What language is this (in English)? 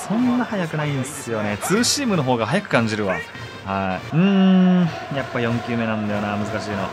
Japanese